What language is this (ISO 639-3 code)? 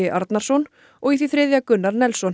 isl